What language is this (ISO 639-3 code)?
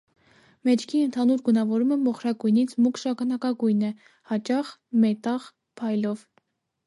hye